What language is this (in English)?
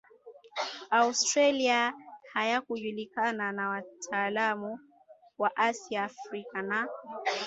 Swahili